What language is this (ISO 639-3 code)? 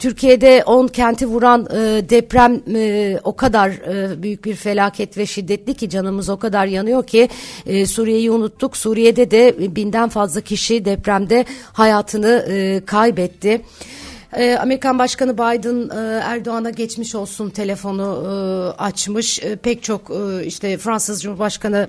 tur